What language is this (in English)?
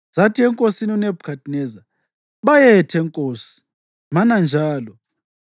North Ndebele